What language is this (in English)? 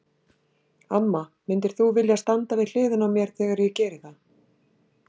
Icelandic